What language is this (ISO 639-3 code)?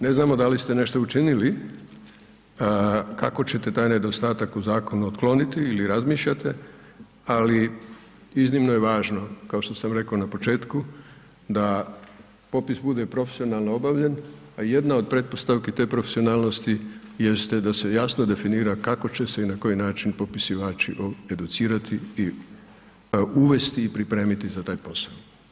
hrv